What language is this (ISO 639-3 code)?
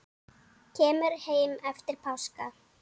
isl